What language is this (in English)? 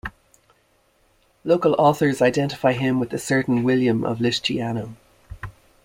English